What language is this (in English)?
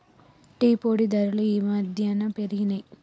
Telugu